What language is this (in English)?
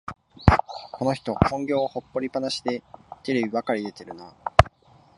Japanese